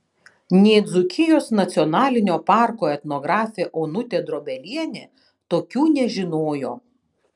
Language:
Lithuanian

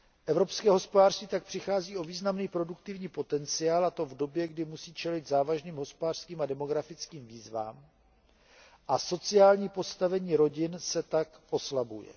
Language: Czech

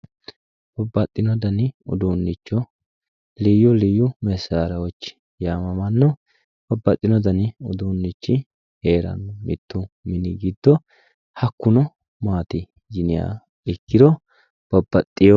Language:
Sidamo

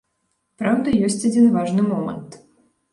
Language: Belarusian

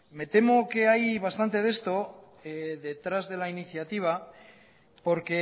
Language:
Spanish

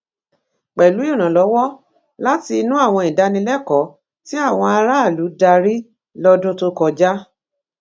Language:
Yoruba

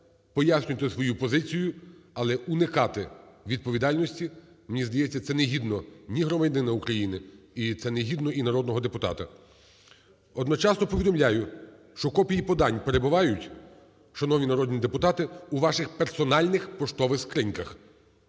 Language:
Ukrainian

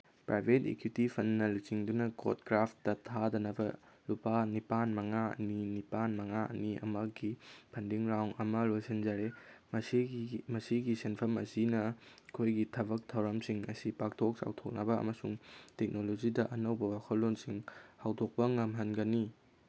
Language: Manipuri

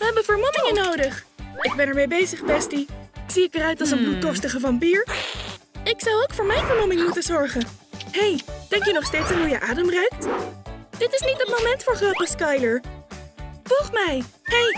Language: Dutch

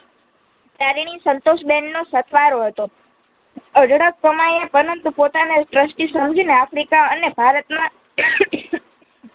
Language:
Gujarati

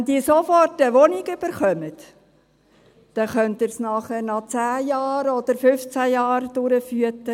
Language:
Swiss German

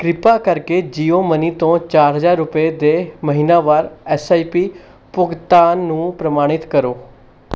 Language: Punjabi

